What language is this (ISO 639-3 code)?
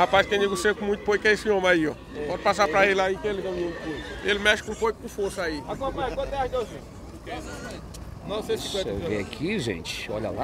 por